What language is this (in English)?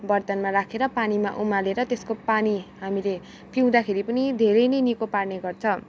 Nepali